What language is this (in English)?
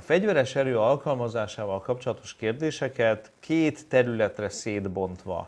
Hungarian